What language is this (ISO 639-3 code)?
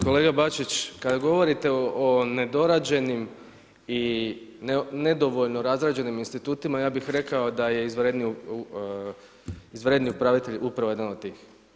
hrv